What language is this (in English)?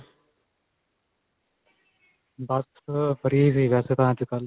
Punjabi